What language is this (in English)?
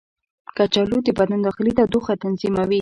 Pashto